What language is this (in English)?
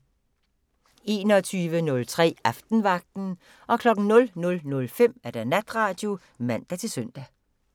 Danish